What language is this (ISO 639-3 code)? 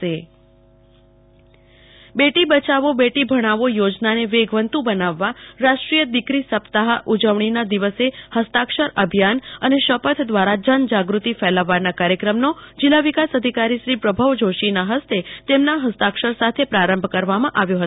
guj